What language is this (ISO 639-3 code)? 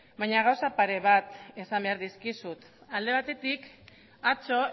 eus